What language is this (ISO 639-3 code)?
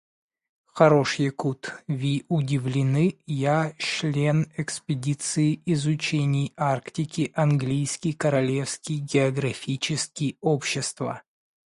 rus